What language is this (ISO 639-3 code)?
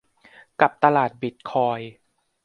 tha